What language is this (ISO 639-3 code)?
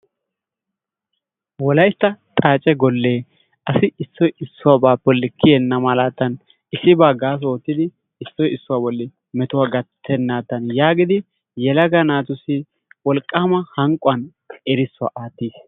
wal